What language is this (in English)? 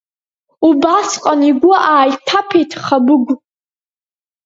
Abkhazian